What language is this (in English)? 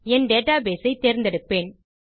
Tamil